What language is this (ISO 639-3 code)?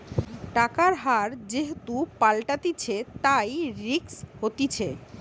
ben